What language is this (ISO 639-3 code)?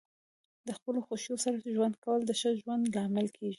pus